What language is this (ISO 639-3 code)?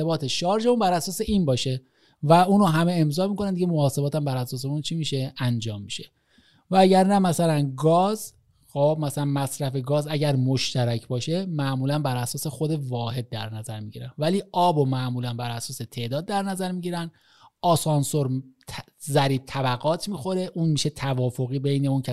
fas